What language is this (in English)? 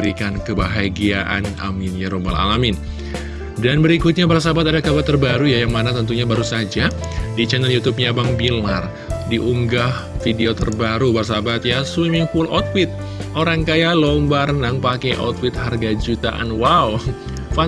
Indonesian